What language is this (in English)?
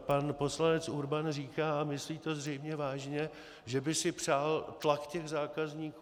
Czech